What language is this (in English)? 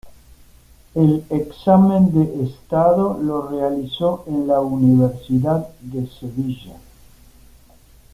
Spanish